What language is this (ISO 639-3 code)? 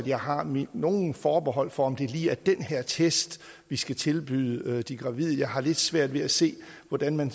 dan